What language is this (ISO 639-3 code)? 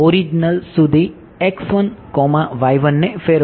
guj